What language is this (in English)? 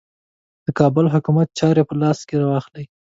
Pashto